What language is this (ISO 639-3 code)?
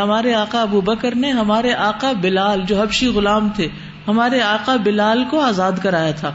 urd